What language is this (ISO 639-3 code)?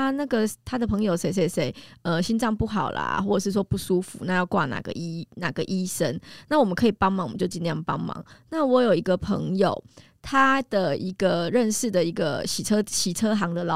zho